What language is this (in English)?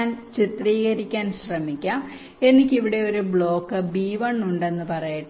Malayalam